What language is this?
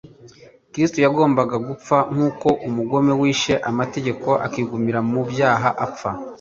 Kinyarwanda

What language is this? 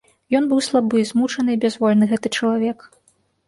Belarusian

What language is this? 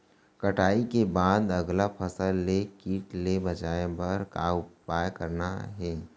Chhattisgarhi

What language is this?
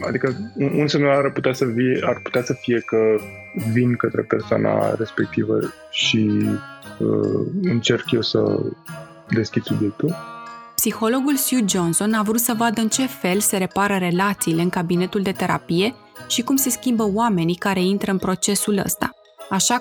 Romanian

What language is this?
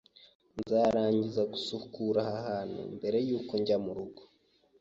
Kinyarwanda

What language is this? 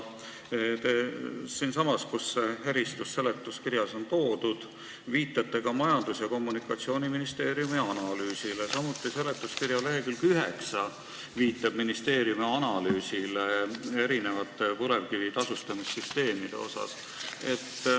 Estonian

